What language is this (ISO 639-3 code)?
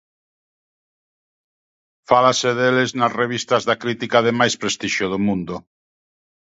glg